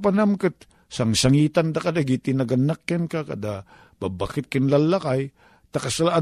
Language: Filipino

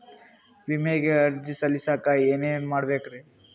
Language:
Kannada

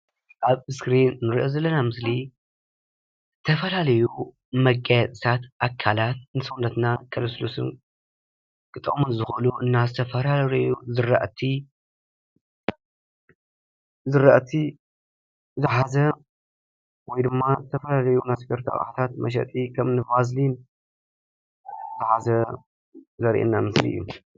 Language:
Tigrinya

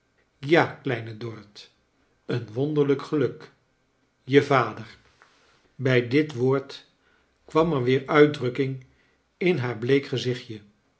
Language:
Dutch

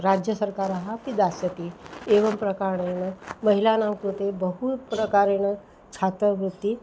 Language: Sanskrit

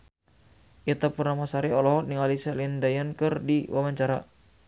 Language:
Sundanese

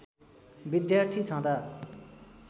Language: Nepali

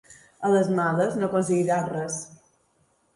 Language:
Catalan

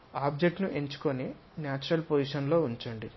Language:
Telugu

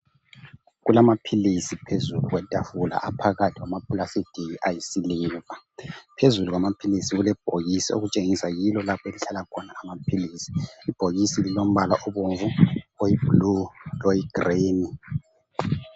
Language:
North Ndebele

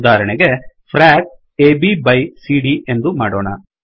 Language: Kannada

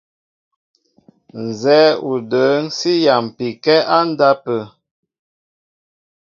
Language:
Mbo (Cameroon)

